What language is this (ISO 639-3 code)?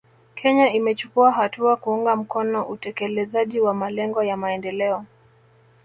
swa